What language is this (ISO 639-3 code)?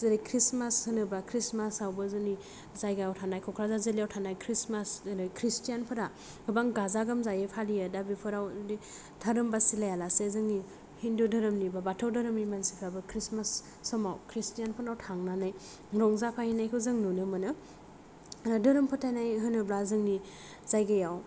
brx